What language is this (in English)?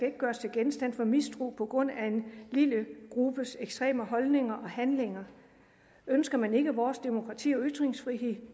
Danish